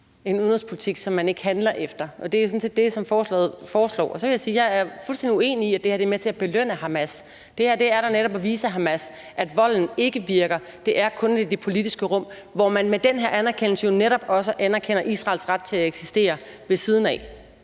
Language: Danish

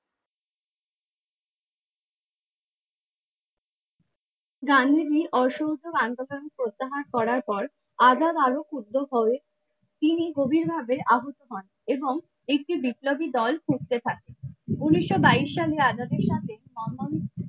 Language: Bangla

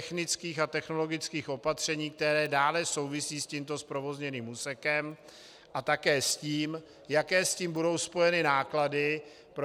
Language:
Czech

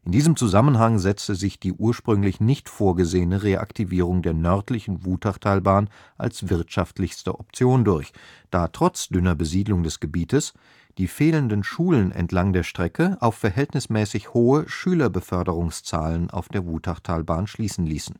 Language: German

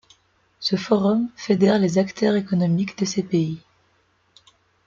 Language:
French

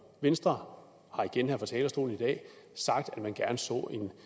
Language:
Danish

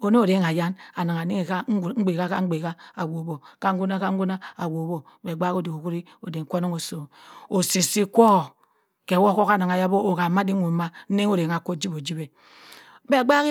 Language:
Cross River Mbembe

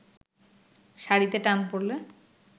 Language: Bangla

